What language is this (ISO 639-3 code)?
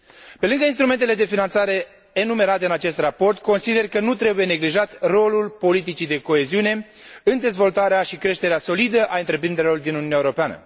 ron